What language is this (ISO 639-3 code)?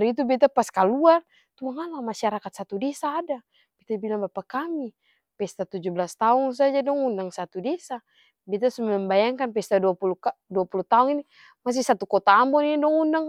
abs